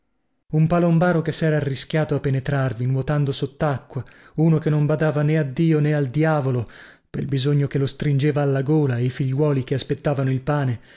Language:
Italian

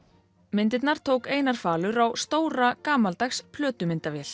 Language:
Icelandic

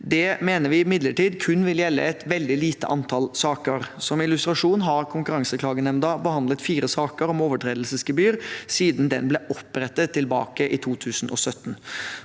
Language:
Norwegian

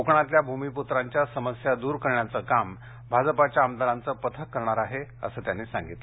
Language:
Marathi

